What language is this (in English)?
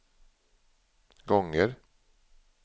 Swedish